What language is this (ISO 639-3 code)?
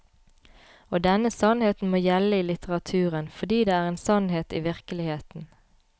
nor